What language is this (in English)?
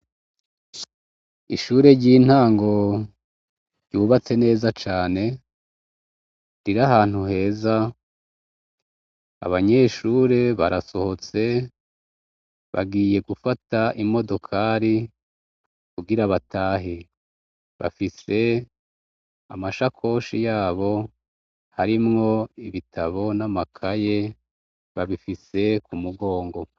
Rundi